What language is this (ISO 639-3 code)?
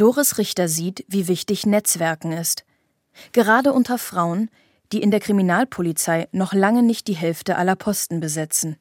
deu